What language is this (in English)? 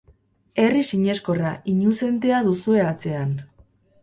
Basque